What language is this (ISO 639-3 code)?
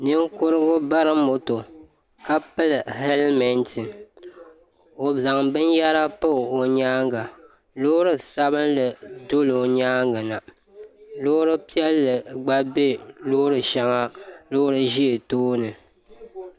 dag